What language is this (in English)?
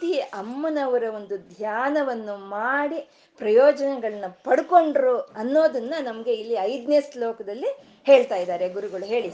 Kannada